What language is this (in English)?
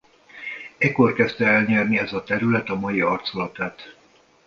Hungarian